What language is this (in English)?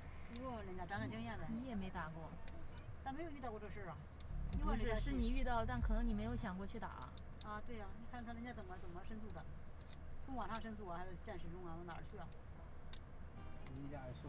Chinese